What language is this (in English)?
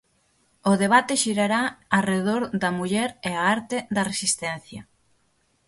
Galician